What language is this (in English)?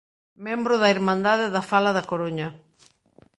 Galician